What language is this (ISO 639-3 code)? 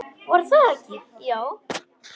isl